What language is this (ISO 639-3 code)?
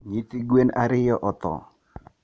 luo